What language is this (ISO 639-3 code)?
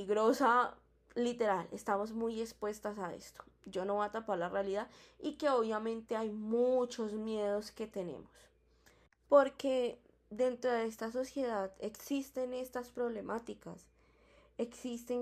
spa